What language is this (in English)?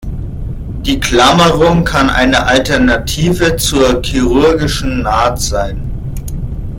German